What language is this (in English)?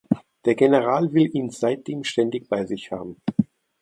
German